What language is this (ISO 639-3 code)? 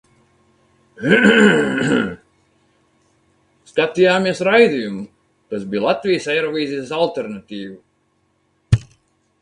lav